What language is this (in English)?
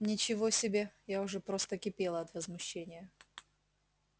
Russian